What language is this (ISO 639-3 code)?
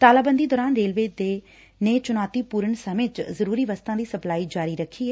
pan